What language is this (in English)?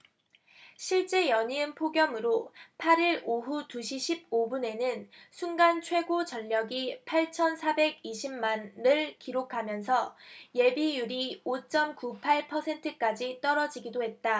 Korean